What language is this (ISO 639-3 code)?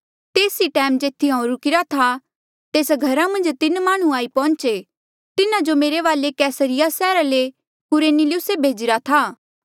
mjl